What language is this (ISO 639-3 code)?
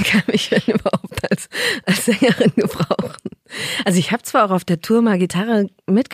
deu